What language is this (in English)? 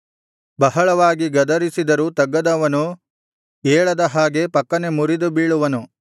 Kannada